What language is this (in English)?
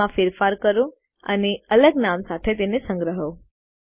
Gujarati